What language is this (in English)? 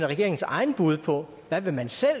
Danish